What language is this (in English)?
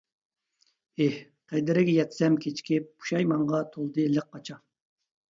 Uyghur